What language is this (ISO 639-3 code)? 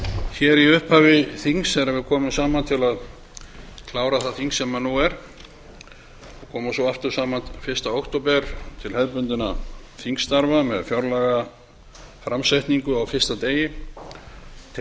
isl